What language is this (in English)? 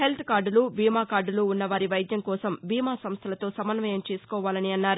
Telugu